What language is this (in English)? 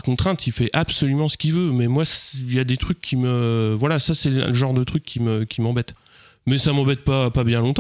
French